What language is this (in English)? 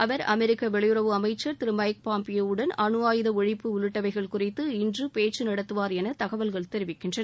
Tamil